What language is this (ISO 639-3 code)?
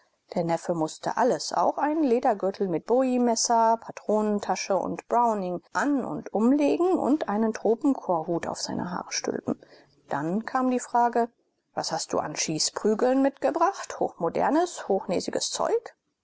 deu